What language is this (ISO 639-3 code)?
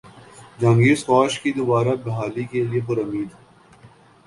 urd